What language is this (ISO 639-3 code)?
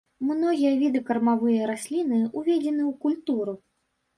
bel